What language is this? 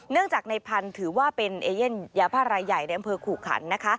Thai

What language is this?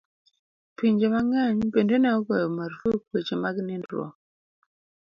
Luo (Kenya and Tanzania)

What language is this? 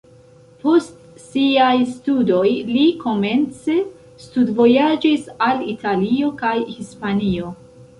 Esperanto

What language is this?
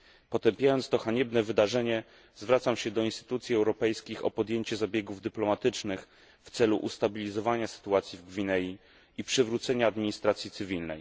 Polish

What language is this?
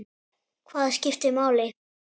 Icelandic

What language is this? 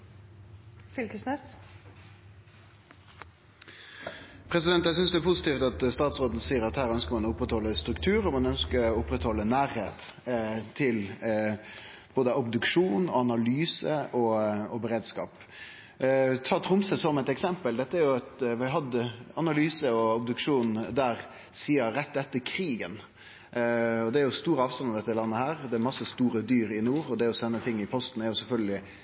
Norwegian Nynorsk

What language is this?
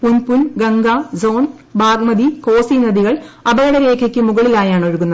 Malayalam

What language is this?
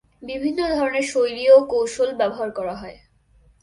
Bangla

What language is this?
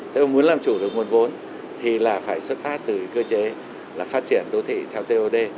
Vietnamese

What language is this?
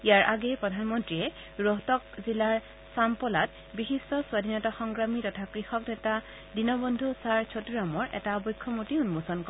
Assamese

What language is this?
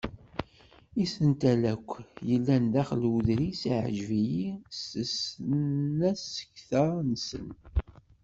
Kabyle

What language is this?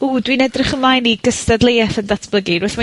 Welsh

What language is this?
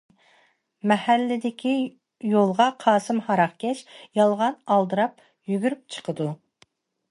Uyghur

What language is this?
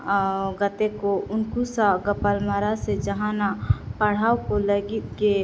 Santali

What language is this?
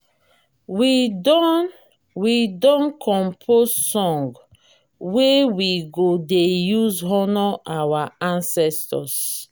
Nigerian Pidgin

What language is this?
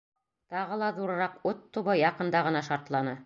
Bashkir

